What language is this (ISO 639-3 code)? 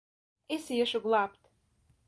lav